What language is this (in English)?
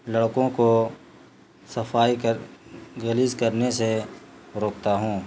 Urdu